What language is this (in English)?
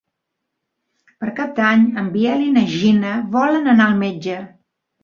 Catalan